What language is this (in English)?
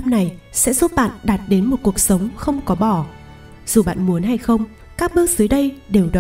Vietnamese